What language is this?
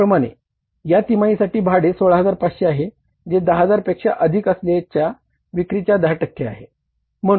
Marathi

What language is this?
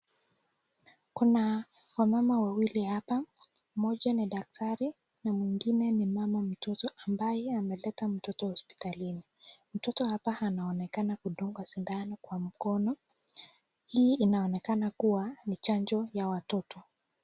Swahili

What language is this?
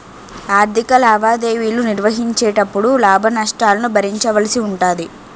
Telugu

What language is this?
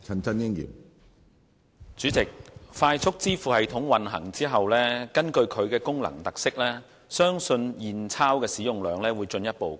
Cantonese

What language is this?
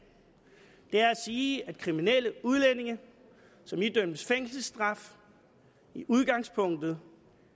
Danish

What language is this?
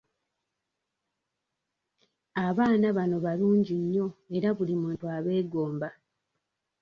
Ganda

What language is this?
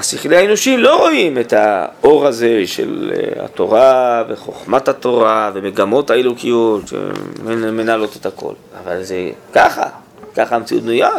Hebrew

